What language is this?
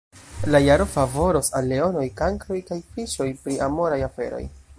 Esperanto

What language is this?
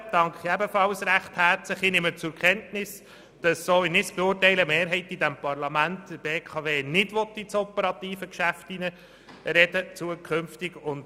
Swiss German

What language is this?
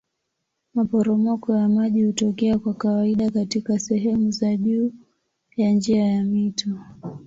Swahili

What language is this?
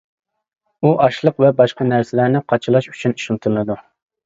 Uyghur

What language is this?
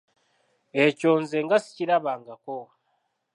Ganda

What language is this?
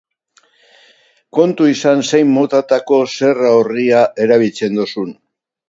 Basque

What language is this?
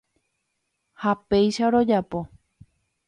Guarani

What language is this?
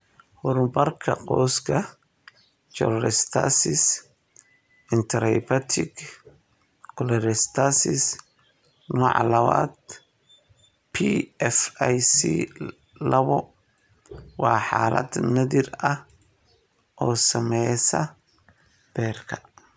Somali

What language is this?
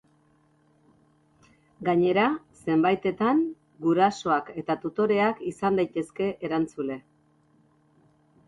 Basque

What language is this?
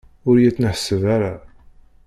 Kabyle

